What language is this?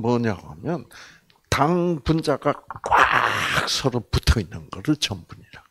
Korean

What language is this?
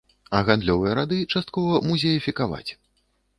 Belarusian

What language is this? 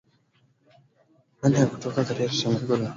Swahili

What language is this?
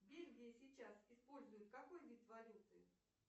Russian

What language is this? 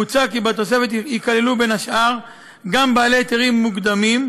Hebrew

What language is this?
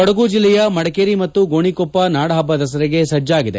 Kannada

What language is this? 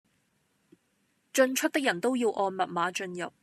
Cantonese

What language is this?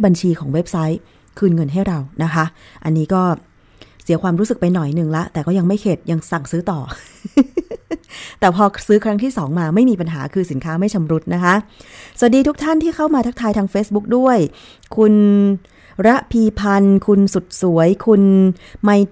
Thai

